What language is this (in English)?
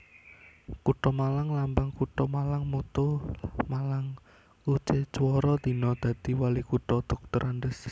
Javanese